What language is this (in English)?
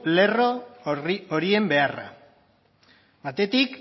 Basque